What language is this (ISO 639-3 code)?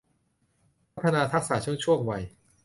tha